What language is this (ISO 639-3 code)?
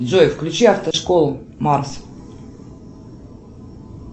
rus